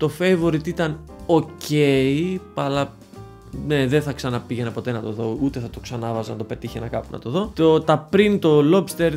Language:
Greek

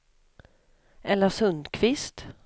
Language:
Swedish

